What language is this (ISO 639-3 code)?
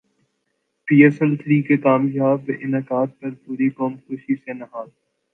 urd